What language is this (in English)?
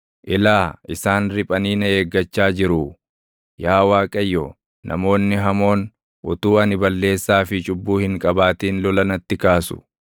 Oromo